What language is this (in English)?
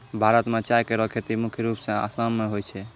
Maithili